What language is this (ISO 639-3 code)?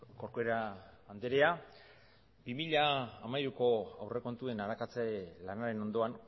eus